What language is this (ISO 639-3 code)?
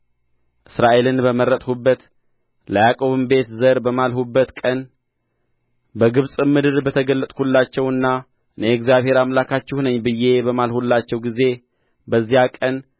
amh